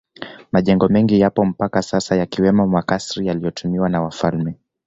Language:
Swahili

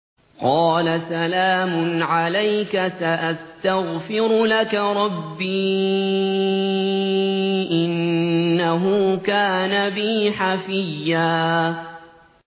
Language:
Arabic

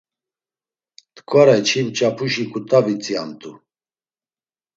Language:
Laz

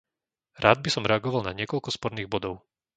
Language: Slovak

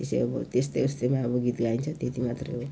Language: Nepali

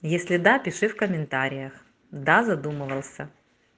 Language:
Russian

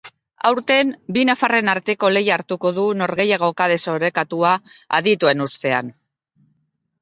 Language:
Basque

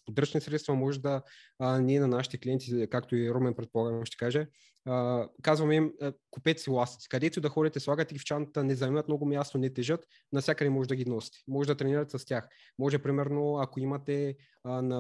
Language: Bulgarian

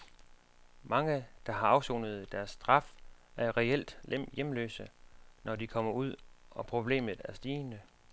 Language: Danish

